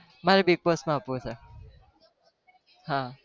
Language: Gujarati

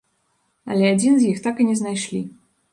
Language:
Belarusian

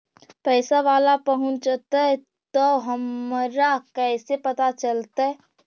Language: Magahi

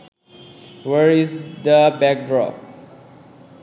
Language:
Bangla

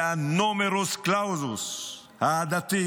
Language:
Hebrew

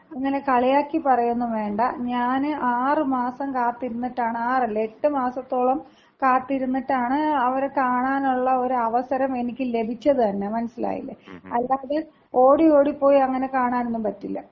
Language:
Malayalam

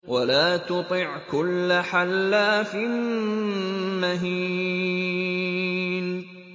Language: Arabic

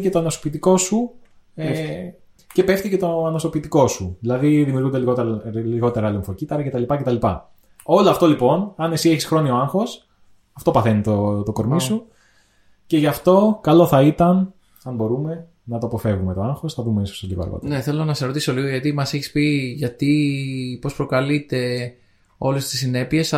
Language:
Greek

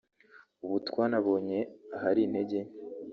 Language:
Kinyarwanda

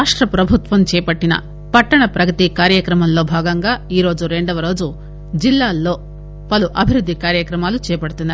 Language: Telugu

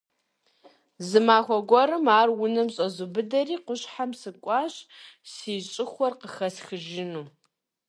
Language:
Kabardian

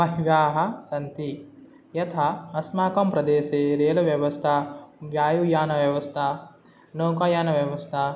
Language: Sanskrit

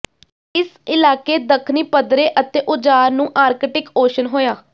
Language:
Punjabi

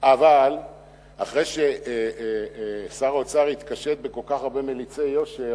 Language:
Hebrew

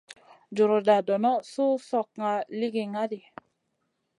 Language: Masana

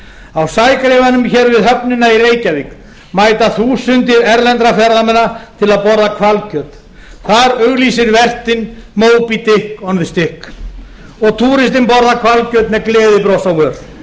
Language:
Icelandic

